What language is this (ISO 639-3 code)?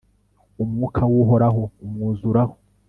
kin